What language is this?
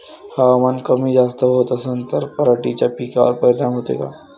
Marathi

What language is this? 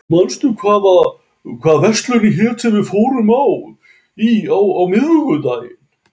Icelandic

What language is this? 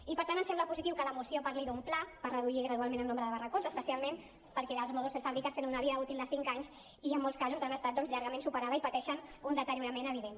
Catalan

